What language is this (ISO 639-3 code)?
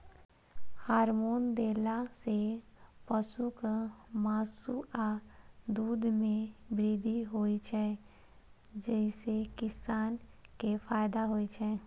mai